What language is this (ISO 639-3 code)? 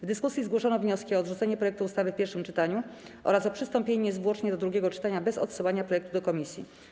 pol